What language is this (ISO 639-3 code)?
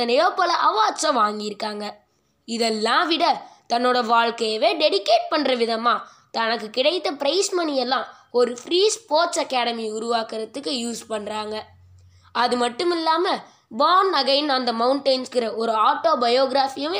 tam